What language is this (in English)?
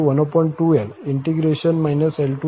Gujarati